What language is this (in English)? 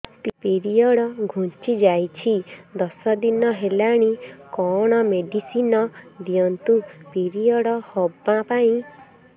Odia